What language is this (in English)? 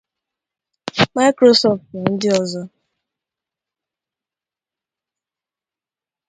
Igbo